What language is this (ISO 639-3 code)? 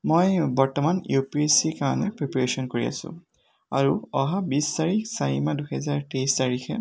asm